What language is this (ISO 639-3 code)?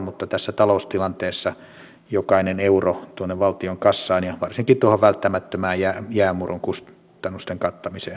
fin